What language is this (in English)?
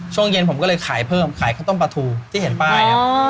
Thai